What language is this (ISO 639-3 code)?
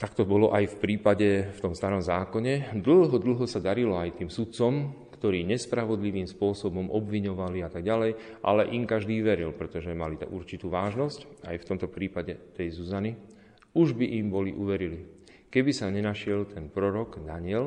slk